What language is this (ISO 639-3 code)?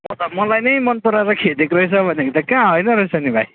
nep